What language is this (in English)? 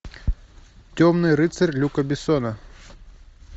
Russian